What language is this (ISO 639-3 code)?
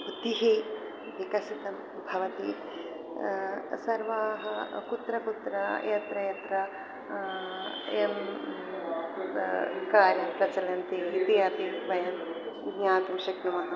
san